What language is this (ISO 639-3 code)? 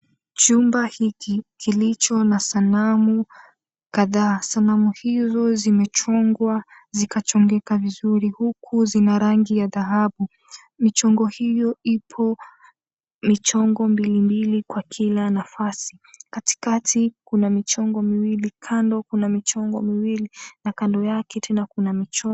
swa